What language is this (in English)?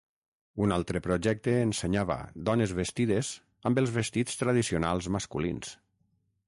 Catalan